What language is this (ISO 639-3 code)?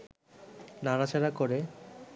ben